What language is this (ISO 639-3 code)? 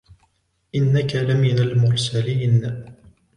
ara